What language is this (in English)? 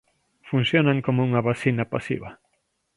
Galician